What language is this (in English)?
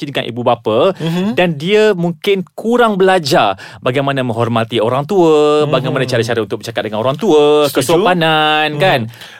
Malay